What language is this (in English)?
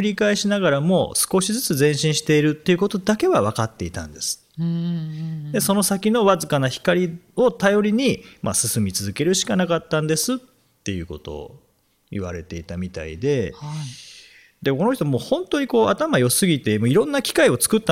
Japanese